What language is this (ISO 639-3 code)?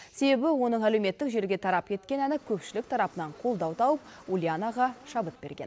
kaz